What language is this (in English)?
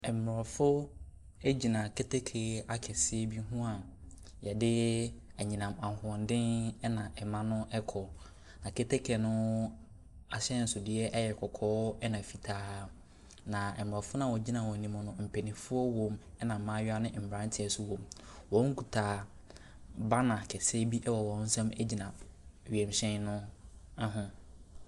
Akan